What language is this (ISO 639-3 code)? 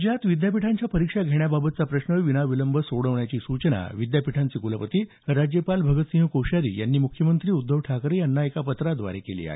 mar